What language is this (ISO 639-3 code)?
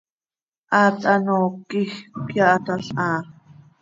sei